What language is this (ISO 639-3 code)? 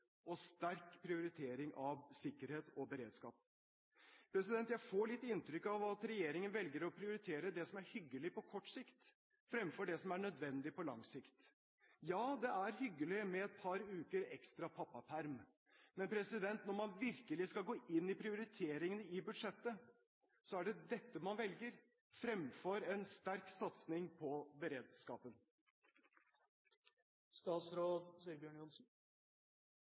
nor